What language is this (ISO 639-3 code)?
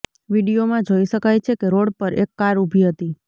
guj